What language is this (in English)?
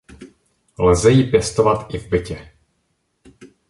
Czech